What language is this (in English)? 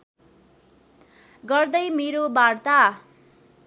Nepali